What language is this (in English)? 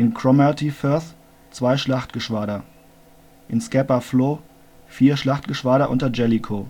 German